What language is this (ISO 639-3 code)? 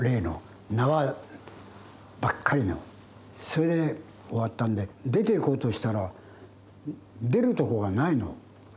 jpn